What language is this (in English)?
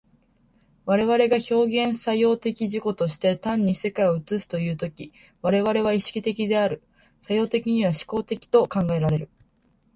Japanese